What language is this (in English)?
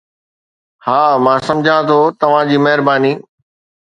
Sindhi